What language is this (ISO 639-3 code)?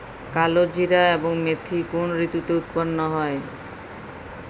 ben